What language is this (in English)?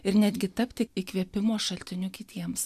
Lithuanian